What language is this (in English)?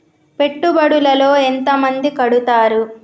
Telugu